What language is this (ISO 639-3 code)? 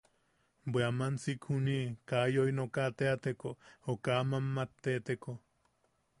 yaq